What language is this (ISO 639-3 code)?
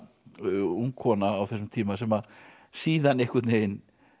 isl